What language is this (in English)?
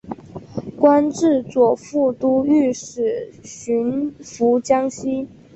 Chinese